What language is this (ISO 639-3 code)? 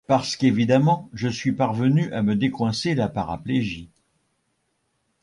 fra